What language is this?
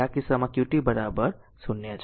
Gujarati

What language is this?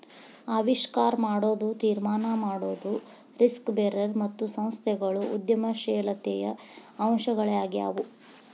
Kannada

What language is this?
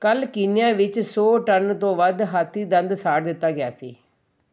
Punjabi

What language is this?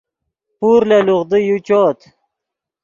Yidgha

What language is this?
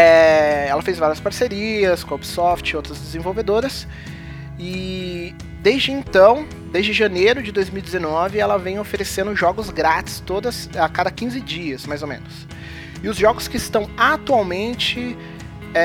Portuguese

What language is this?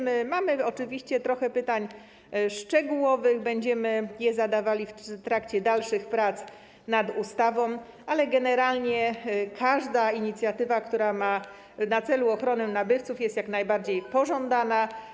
Polish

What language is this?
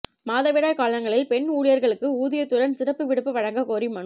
Tamil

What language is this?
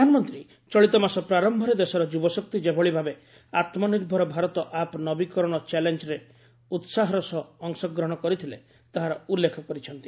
Odia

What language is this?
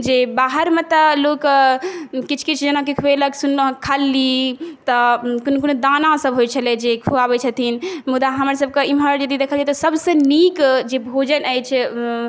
Maithili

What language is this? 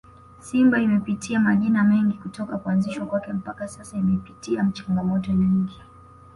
Swahili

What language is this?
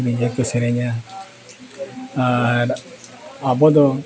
Santali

